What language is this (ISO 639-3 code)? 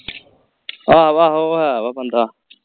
pan